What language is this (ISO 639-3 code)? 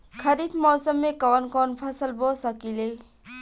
bho